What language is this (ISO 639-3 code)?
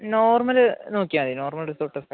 mal